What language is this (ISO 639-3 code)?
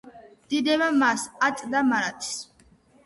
kat